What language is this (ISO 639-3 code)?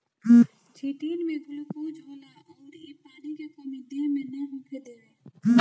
bho